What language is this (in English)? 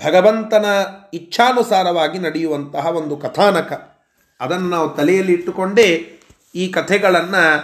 Kannada